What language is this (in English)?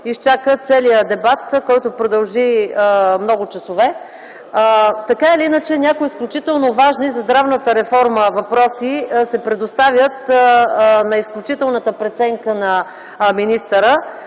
Bulgarian